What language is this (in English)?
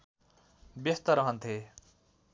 Nepali